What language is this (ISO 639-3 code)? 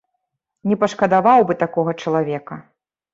bel